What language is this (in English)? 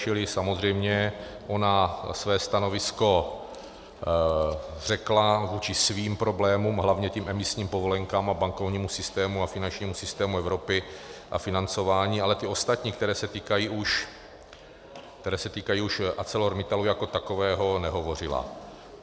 Czech